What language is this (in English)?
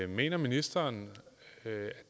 Danish